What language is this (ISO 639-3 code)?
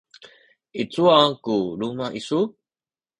szy